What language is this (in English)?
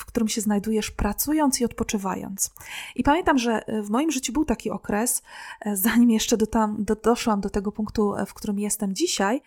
Polish